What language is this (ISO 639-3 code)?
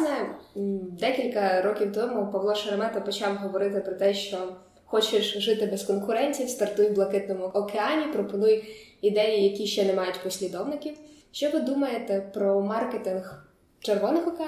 ukr